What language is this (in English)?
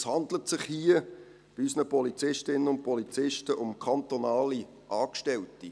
Swiss German